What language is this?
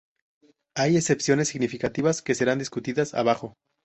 Spanish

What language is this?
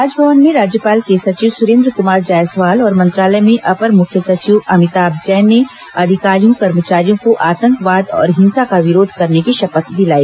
Hindi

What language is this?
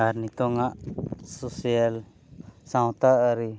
Santali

